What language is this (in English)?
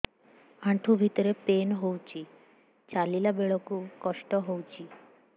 Odia